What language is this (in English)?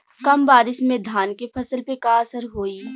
Bhojpuri